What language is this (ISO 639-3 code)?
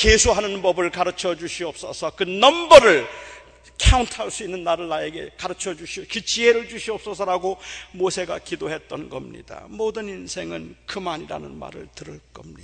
kor